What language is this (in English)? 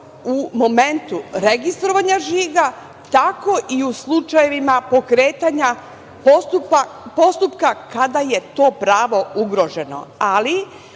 Serbian